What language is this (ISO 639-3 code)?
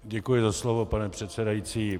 ces